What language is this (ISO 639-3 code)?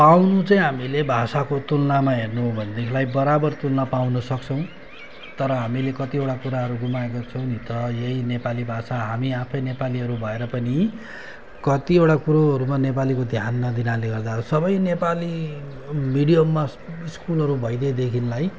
nep